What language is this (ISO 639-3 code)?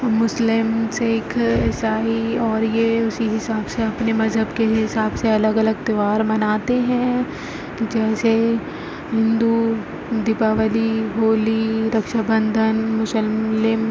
urd